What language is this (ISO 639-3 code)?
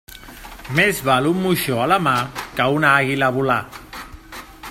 cat